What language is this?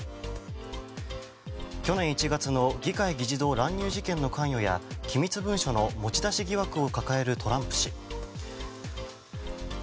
Japanese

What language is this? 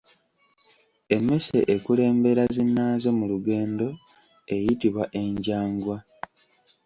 Ganda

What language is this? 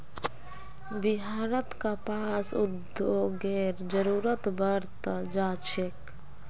Magahi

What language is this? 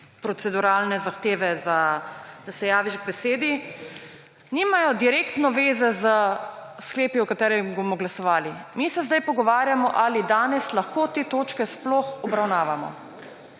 Slovenian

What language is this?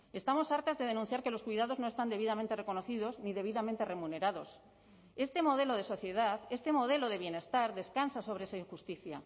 Spanish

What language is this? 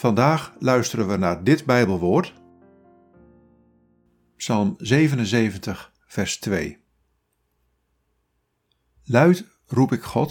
Dutch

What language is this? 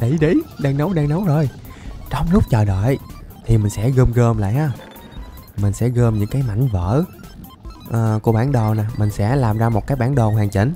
Vietnamese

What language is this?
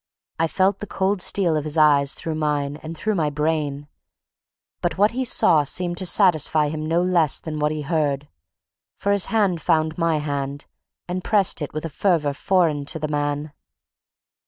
English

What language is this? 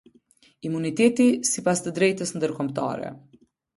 Albanian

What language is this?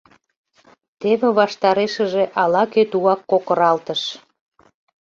Mari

